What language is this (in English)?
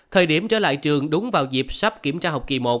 Vietnamese